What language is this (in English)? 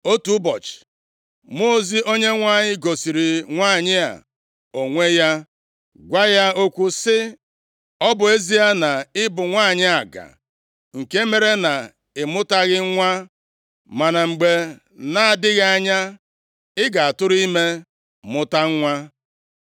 Igbo